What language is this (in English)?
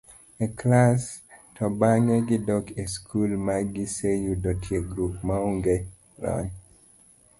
Luo (Kenya and Tanzania)